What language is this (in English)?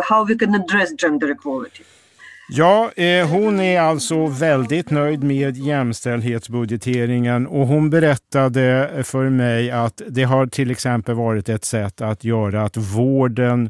Swedish